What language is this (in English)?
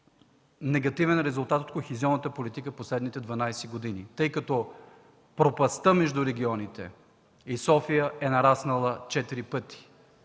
Bulgarian